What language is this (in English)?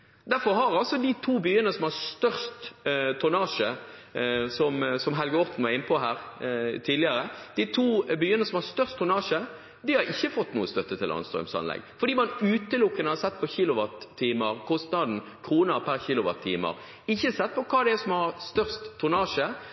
Norwegian Bokmål